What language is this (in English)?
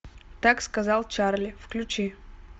Russian